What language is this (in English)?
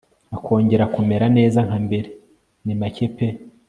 Kinyarwanda